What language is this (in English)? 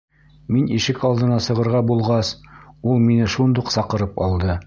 Bashkir